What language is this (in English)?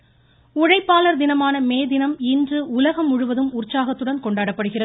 Tamil